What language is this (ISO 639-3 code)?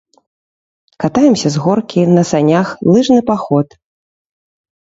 bel